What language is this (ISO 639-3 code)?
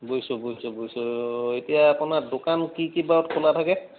asm